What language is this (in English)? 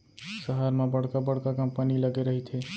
Chhattisgarhi